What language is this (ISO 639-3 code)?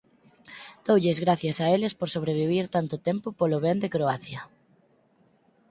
glg